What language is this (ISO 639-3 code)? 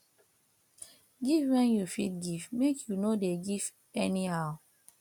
pcm